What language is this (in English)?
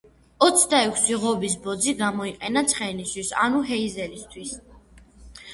Georgian